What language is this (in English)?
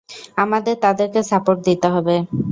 Bangla